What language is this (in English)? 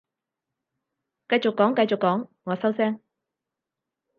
Cantonese